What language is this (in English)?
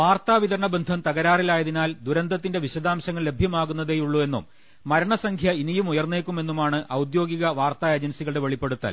Malayalam